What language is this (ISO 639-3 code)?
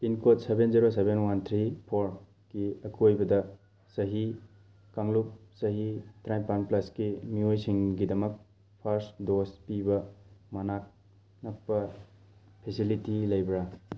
mni